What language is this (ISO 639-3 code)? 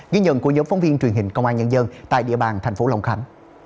vie